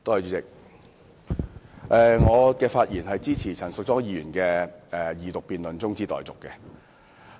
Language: Cantonese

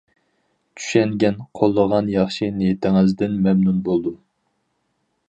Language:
Uyghur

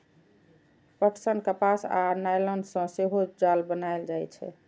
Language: Maithili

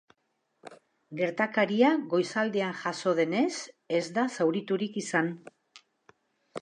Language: Basque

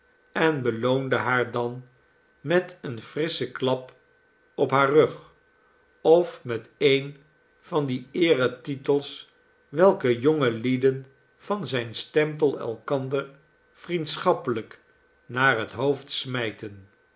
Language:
Dutch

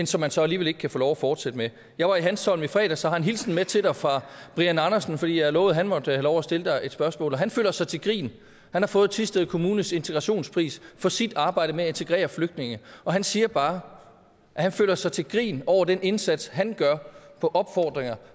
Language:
Danish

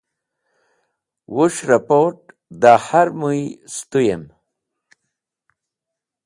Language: Wakhi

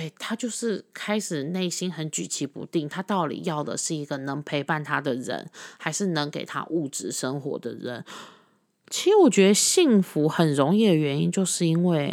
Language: Chinese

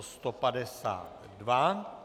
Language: Czech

